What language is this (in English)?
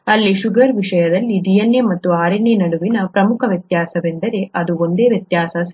Kannada